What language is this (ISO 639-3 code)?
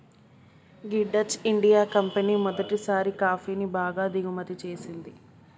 tel